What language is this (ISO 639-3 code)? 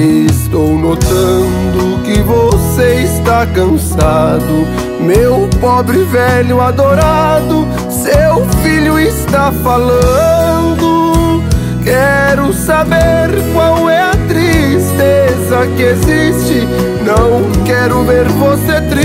por